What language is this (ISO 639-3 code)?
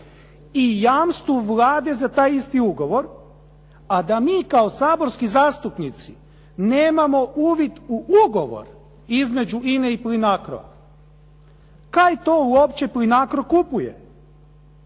hrv